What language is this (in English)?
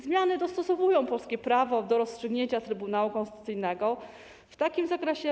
Polish